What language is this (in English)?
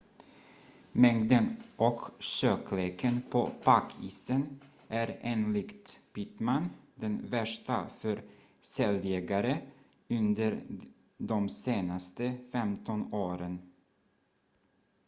Swedish